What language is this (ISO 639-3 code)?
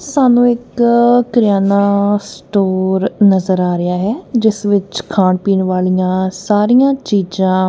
pan